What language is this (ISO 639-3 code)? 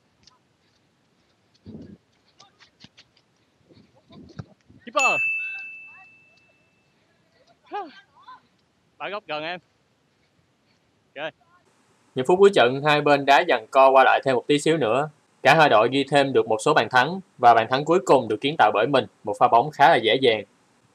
vie